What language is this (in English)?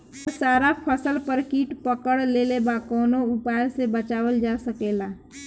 Bhojpuri